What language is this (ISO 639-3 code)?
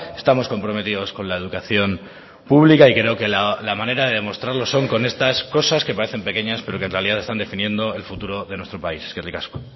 spa